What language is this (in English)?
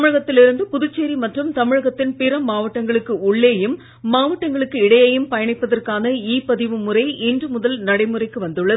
Tamil